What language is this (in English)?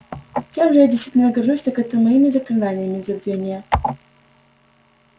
Russian